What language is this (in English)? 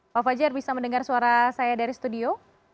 Indonesian